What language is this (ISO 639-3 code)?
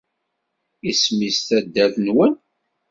kab